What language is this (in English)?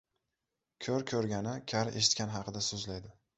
Uzbek